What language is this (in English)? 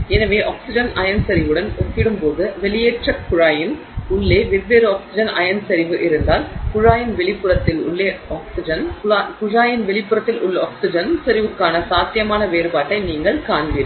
Tamil